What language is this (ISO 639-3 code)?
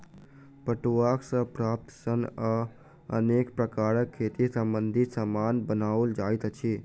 mai